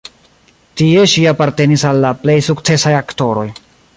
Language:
Esperanto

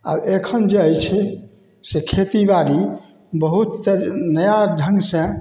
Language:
Maithili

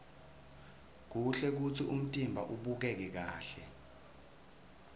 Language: Swati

